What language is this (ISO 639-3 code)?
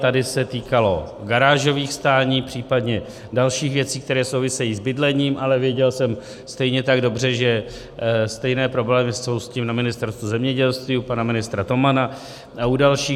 ces